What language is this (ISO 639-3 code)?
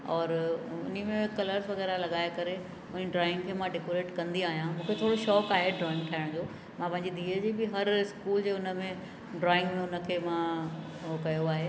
snd